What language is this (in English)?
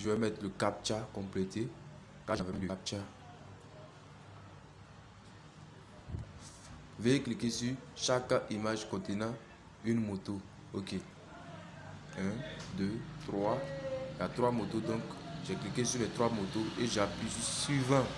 French